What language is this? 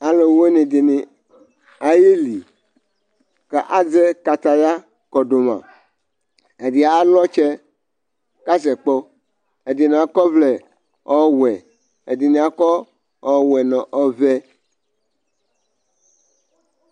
Ikposo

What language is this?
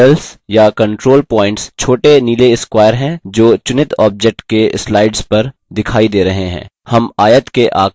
Hindi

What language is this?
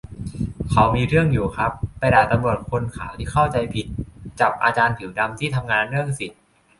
Thai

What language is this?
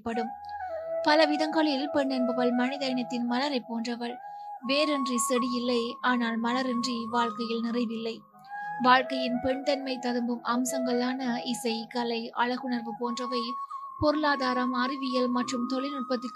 Tamil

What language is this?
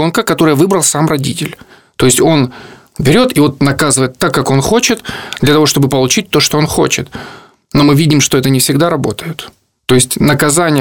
Russian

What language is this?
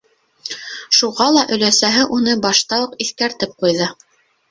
Bashkir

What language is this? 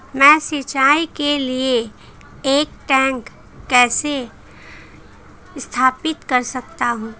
Hindi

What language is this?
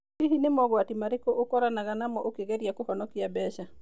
Kikuyu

